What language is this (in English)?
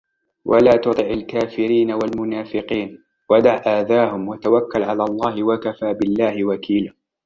Arabic